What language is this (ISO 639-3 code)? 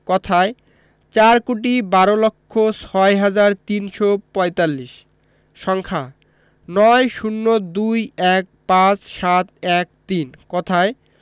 ben